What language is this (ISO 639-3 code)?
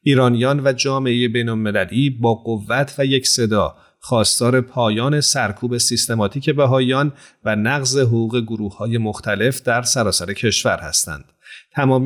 fas